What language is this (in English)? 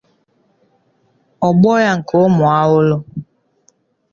Igbo